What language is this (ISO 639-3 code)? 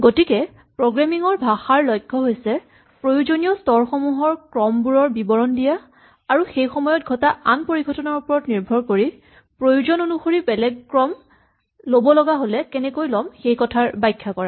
asm